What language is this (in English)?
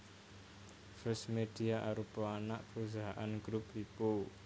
Javanese